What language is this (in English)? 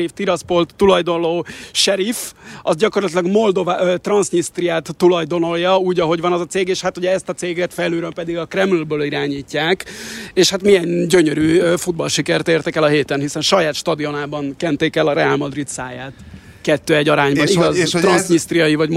Hungarian